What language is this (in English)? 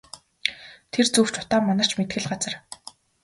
Mongolian